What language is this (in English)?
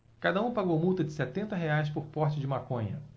Portuguese